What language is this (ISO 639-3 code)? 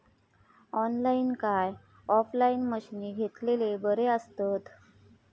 mar